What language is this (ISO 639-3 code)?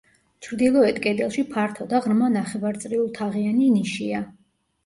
kat